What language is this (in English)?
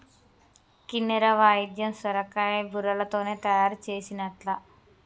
Telugu